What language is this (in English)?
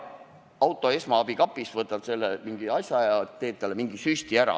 Estonian